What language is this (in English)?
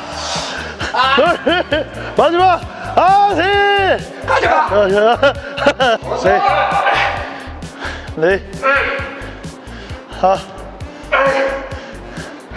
Korean